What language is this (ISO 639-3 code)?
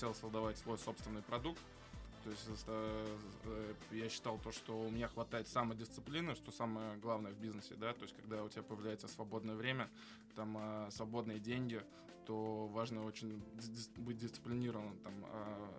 rus